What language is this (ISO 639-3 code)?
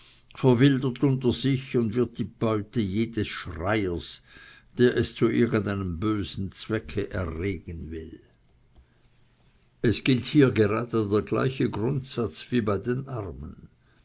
deu